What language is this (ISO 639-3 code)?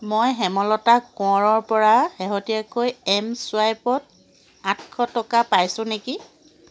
asm